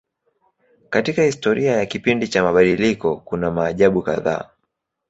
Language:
Swahili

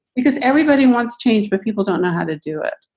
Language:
English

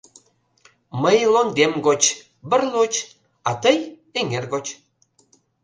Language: Mari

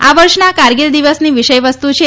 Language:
Gujarati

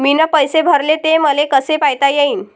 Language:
Marathi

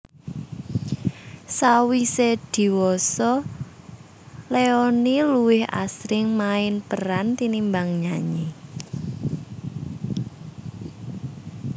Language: Javanese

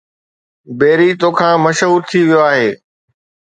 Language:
Sindhi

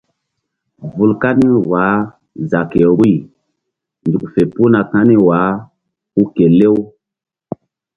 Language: Mbum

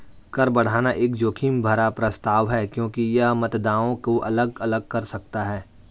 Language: Hindi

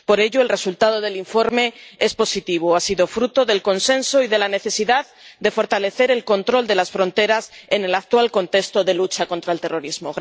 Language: Spanish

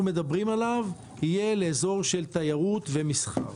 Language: Hebrew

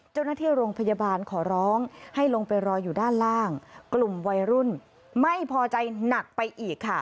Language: Thai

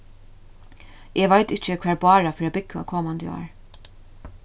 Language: Faroese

